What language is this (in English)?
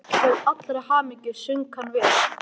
Icelandic